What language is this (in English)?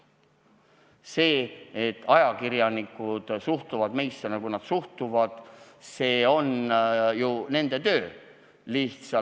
Estonian